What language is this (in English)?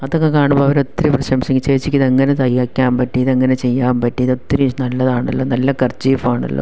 Malayalam